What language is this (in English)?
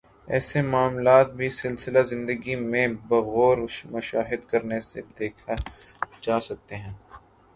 Urdu